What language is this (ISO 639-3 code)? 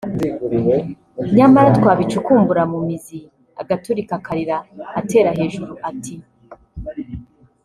kin